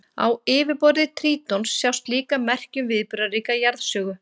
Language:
Icelandic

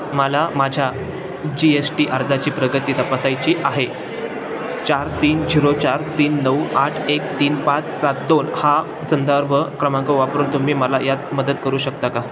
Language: Marathi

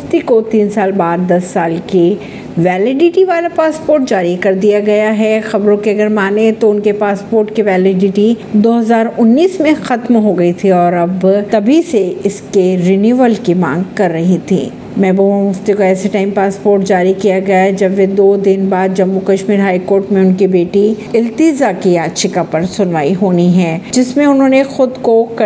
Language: Hindi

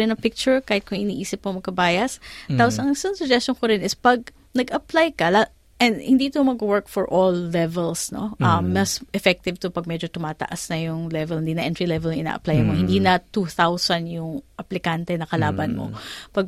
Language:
Filipino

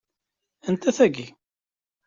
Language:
Kabyle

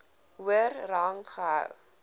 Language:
Afrikaans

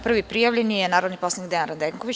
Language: Serbian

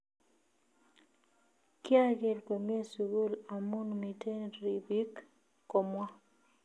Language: Kalenjin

